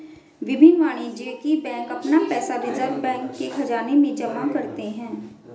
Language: Hindi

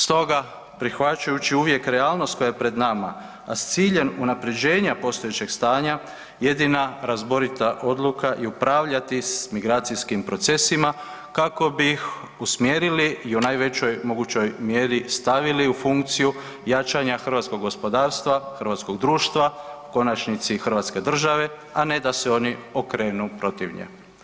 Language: Croatian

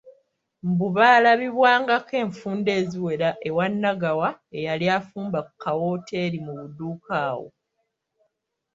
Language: Ganda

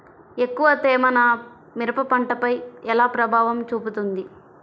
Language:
Telugu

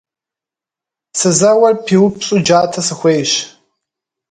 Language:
Kabardian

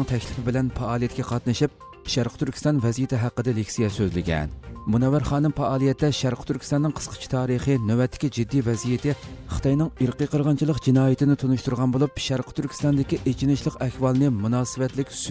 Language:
Turkish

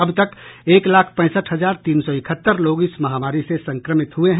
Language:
Hindi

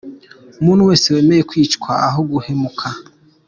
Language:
Kinyarwanda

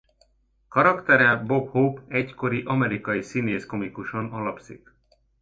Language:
Hungarian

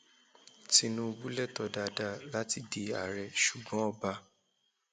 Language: Yoruba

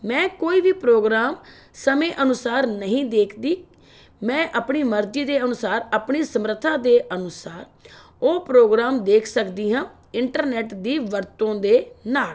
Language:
Punjabi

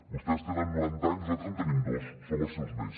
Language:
Catalan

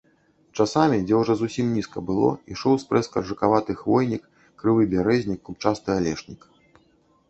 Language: Belarusian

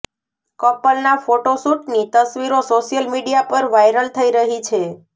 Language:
Gujarati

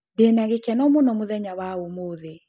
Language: Kikuyu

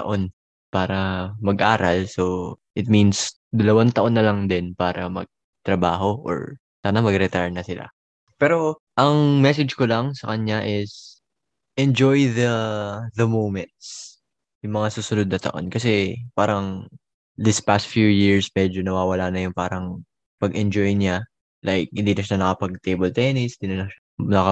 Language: Filipino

